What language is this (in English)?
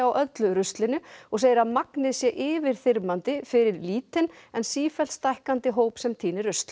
Icelandic